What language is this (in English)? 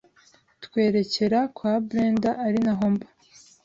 Kinyarwanda